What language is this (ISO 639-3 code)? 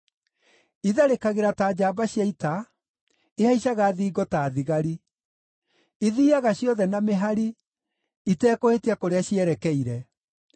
kik